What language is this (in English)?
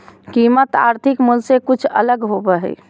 Magahi